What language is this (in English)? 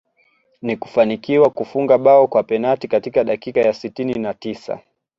Swahili